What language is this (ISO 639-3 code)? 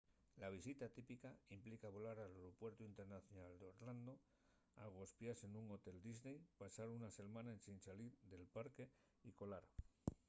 ast